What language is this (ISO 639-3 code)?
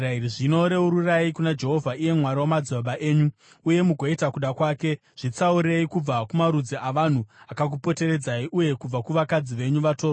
sna